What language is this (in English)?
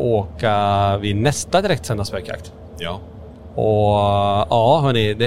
Swedish